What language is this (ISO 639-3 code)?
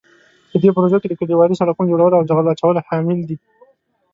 pus